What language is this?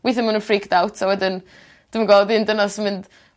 Welsh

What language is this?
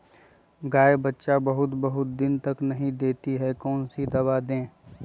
Magahi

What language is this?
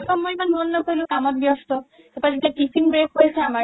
Assamese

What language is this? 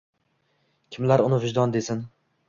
Uzbek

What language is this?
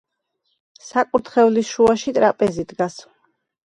Georgian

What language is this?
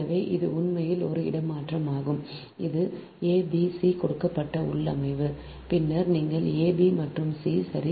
Tamil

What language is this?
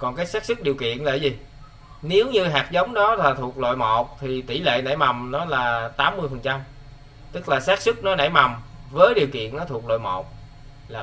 Vietnamese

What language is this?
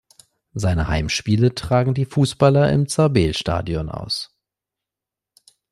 German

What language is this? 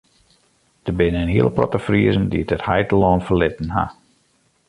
Western Frisian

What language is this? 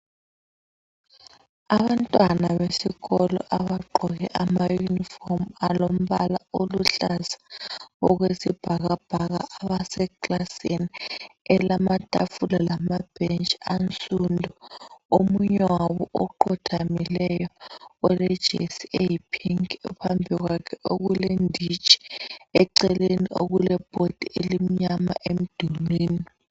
North Ndebele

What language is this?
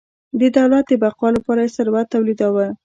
Pashto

